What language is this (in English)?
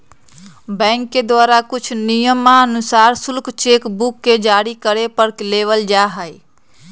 Magahi